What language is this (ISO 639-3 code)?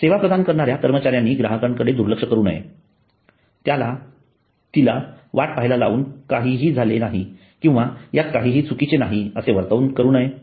mar